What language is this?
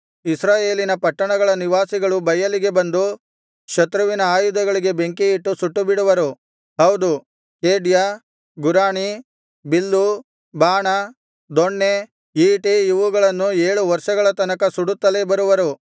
Kannada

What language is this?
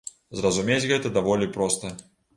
Belarusian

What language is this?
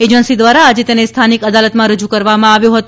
Gujarati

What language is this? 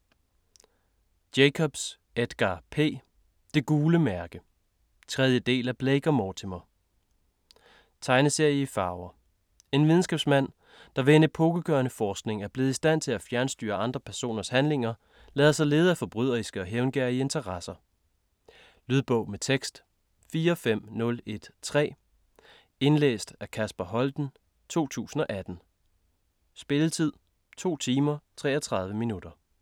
Danish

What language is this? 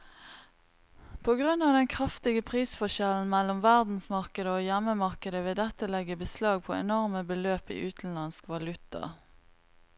Norwegian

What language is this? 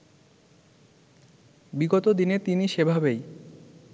Bangla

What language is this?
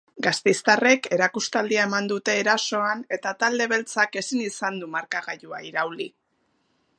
Basque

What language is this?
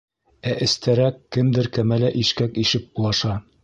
Bashkir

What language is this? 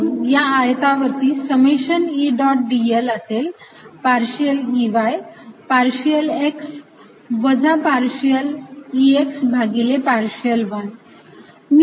Marathi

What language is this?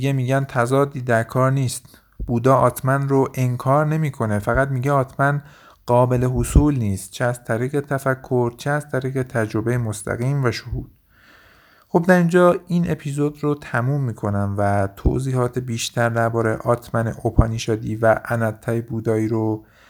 Persian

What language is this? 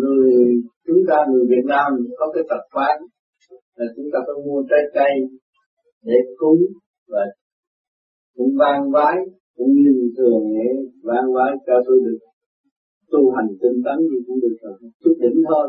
Vietnamese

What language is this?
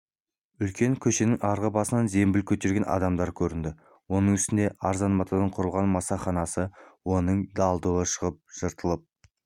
Kazakh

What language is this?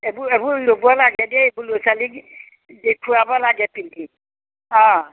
Assamese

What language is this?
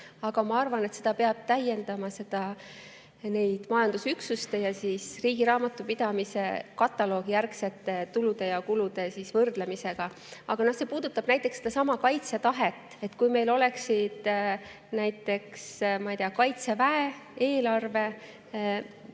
Estonian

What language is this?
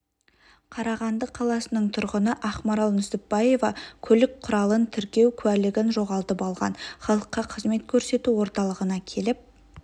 Kazakh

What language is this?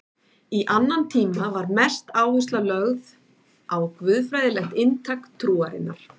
Icelandic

